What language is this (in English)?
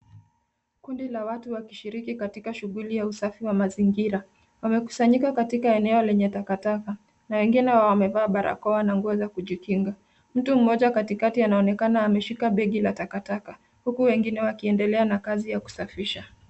Swahili